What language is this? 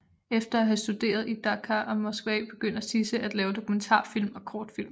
Danish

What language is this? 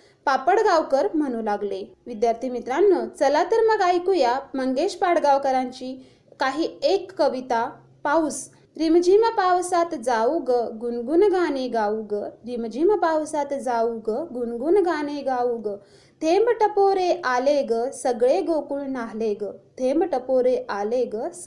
Marathi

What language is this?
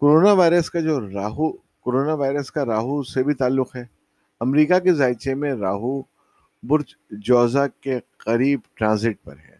Urdu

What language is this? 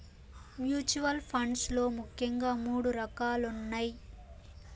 Telugu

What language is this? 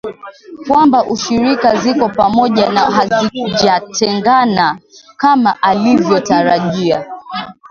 Swahili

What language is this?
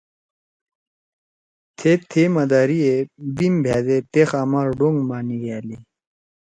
Torwali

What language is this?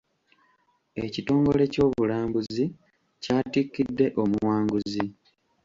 Ganda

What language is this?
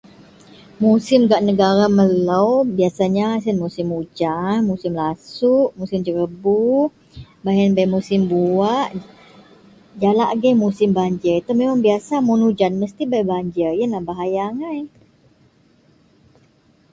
Central Melanau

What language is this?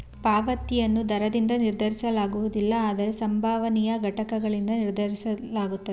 Kannada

